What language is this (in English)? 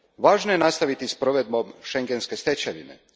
Croatian